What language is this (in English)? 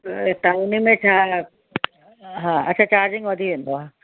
Sindhi